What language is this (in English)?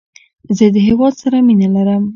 Pashto